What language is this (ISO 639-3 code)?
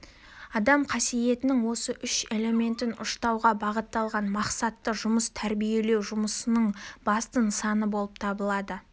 kaz